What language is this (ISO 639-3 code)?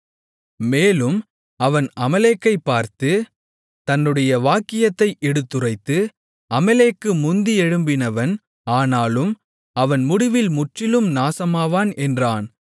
tam